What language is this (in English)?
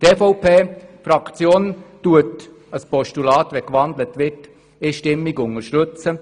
Swiss German